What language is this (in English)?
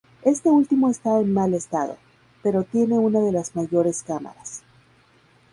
Spanish